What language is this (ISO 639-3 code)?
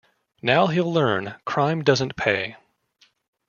eng